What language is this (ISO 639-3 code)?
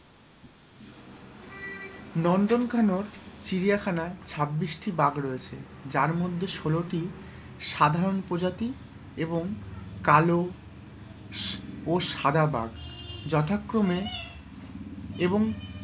ben